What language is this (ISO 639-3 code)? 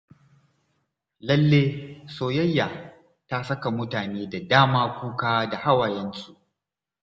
hau